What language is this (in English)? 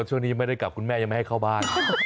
Thai